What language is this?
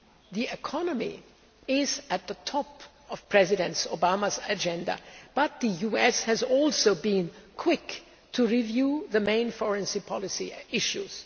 English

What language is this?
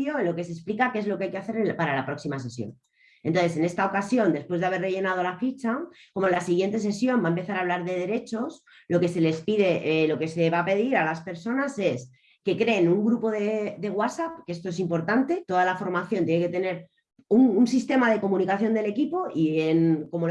Spanish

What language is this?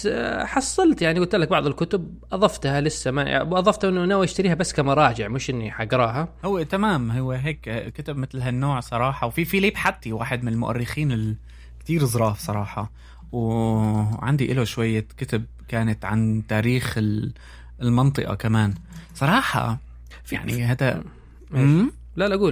Arabic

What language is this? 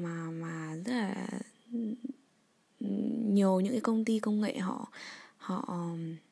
Vietnamese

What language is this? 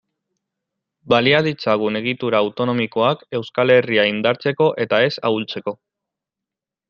Basque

